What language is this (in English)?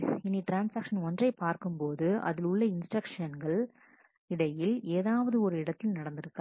Tamil